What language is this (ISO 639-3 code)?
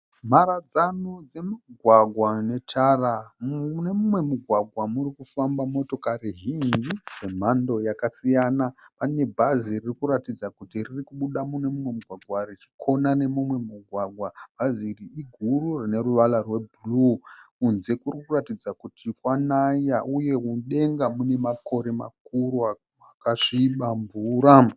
sna